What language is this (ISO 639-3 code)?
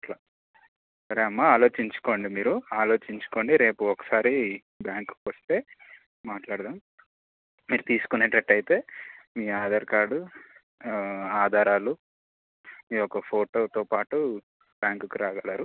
tel